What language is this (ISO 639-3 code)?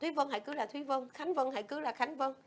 vie